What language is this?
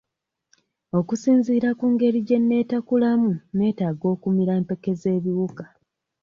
Ganda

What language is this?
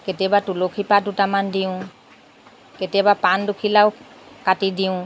Assamese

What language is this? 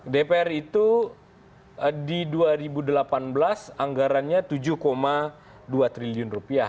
Indonesian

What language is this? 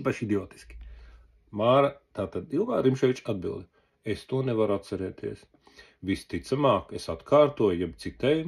Latvian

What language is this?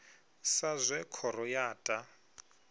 Venda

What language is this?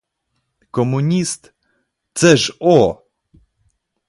Ukrainian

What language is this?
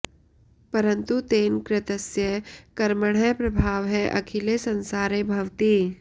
Sanskrit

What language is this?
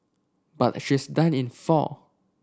English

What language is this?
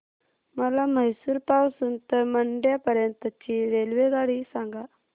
Marathi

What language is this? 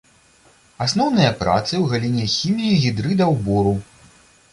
Belarusian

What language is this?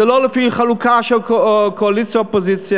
Hebrew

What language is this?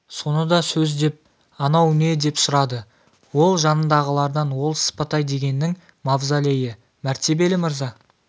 Kazakh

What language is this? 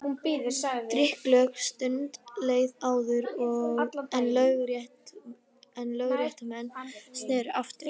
Icelandic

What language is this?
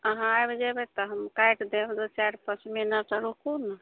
Maithili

